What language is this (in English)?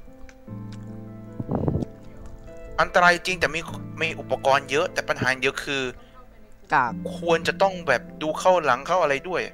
Thai